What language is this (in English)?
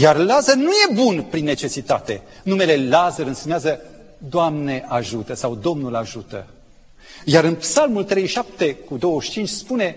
Romanian